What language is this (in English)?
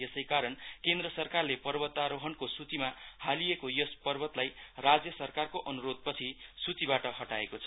Nepali